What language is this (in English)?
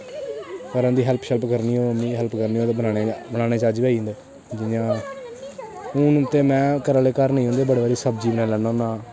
Dogri